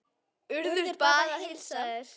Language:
Icelandic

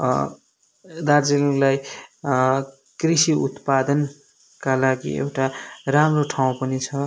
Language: Nepali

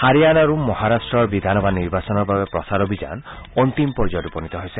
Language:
Assamese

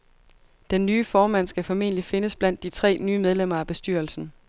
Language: Danish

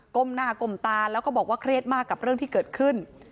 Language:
Thai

